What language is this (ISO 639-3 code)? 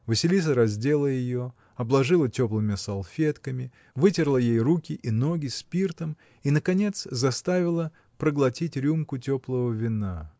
rus